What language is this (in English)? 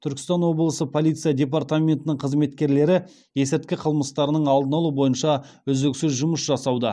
Kazakh